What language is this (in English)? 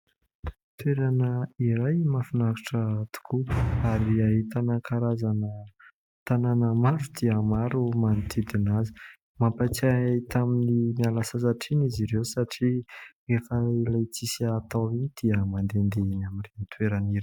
Malagasy